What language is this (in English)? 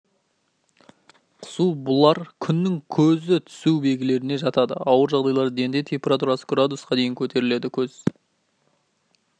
Kazakh